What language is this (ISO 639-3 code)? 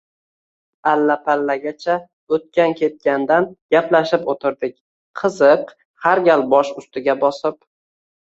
uzb